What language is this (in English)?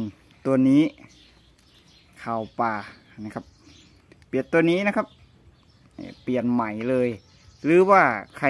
Thai